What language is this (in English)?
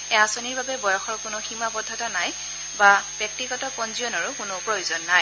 Assamese